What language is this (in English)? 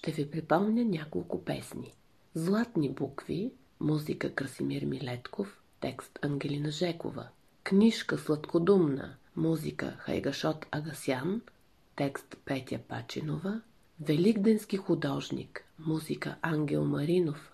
Bulgarian